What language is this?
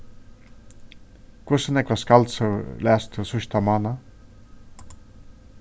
Faroese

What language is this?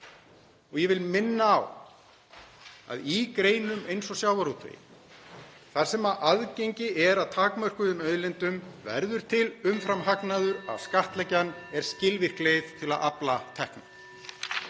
Icelandic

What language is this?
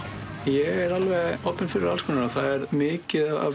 Icelandic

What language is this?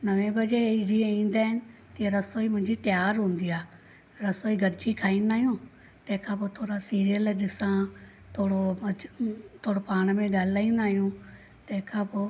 Sindhi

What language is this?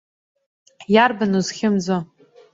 Abkhazian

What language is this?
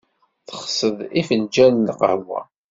Kabyle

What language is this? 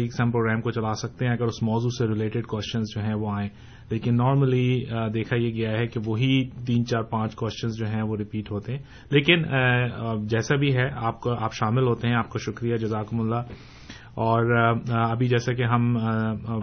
Urdu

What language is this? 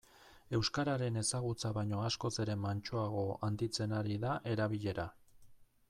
Basque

